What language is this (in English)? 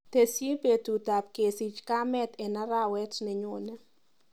Kalenjin